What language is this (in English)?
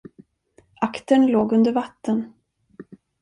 Swedish